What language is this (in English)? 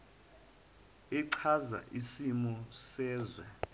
Zulu